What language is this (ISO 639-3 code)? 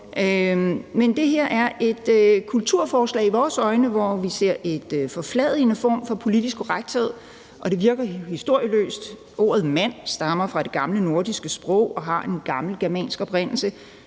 dan